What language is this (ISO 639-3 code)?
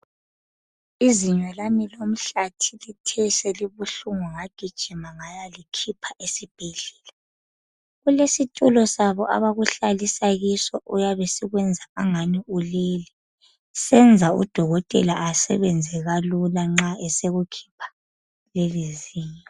nde